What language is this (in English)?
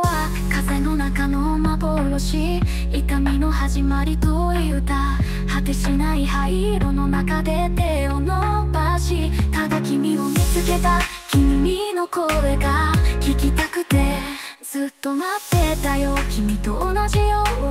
Japanese